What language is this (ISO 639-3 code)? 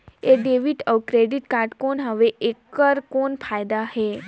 hne